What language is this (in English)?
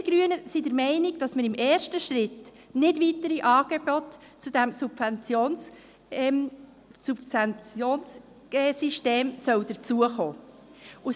Swiss German